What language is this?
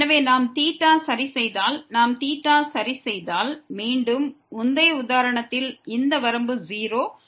Tamil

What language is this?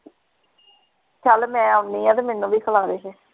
Punjabi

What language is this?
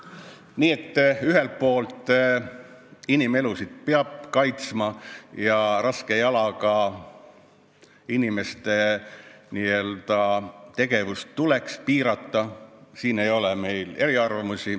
Estonian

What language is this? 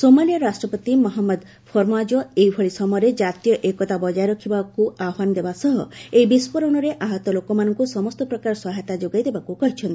Odia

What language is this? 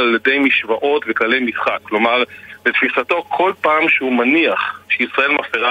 Hebrew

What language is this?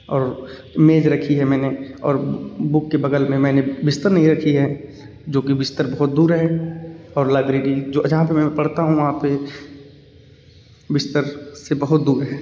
Hindi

